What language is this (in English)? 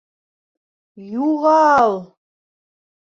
Bashkir